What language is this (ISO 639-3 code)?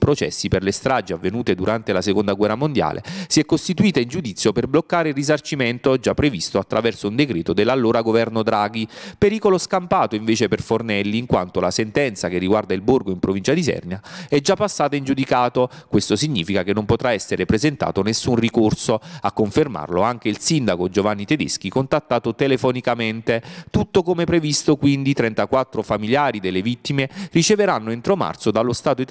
ita